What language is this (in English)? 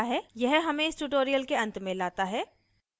Hindi